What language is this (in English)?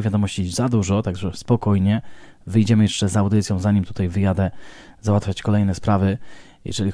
Polish